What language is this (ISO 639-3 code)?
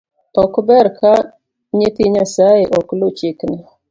luo